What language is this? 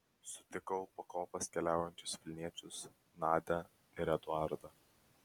Lithuanian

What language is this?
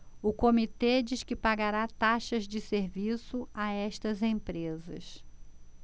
Portuguese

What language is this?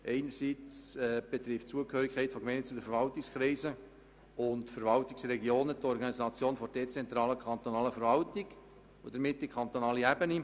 Swiss German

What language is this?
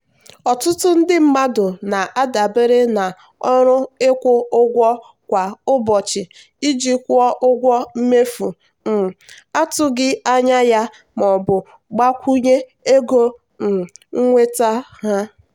Igbo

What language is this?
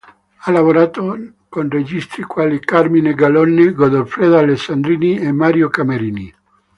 Italian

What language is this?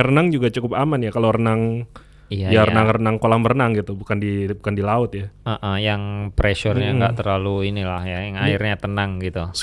Indonesian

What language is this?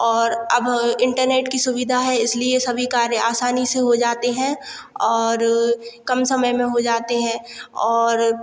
Hindi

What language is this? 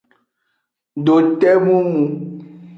Aja (Benin)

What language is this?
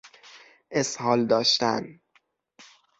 Persian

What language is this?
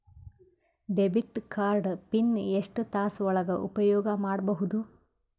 Kannada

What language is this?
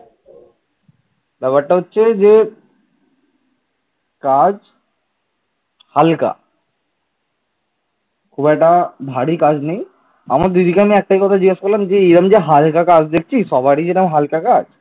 Bangla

